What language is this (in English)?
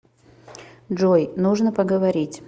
Russian